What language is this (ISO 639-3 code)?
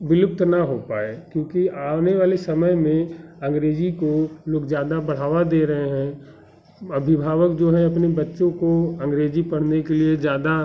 hin